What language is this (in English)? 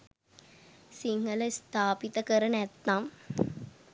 Sinhala